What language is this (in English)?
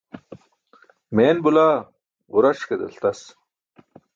Burushaski